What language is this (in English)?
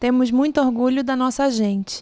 Portuguese